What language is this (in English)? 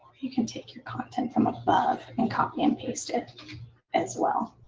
English